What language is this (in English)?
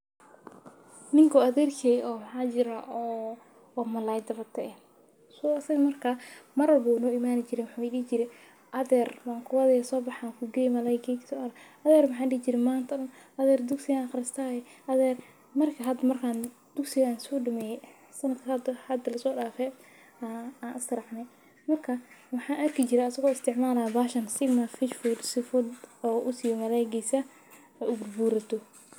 Somali